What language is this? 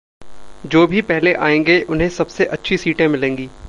Hindi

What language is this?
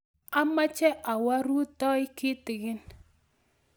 Kalenjin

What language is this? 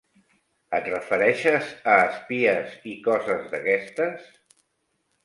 Catalan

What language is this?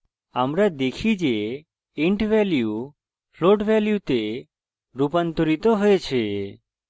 Bangla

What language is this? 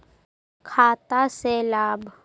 Magahi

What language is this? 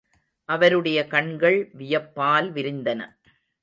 Tamil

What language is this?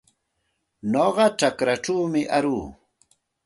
Santa Ana de Tusi Pasco Quechua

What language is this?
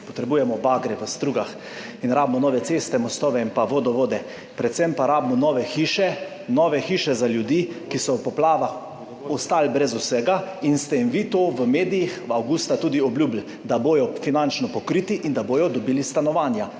Slovenian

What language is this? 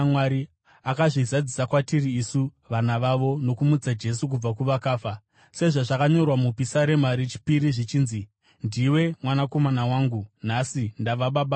Shona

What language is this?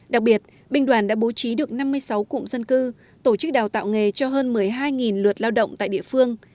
Vietnamese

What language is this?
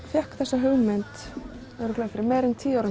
Icelandic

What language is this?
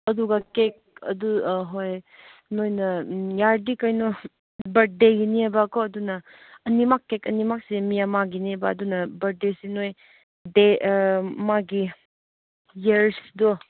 Manipuri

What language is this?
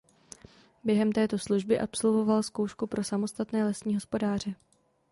Czech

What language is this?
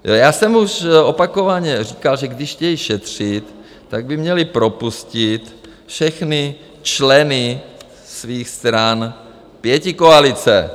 Czech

